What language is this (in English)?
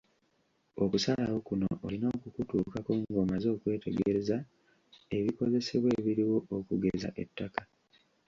Ganda